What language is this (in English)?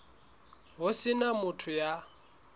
Southern Sotho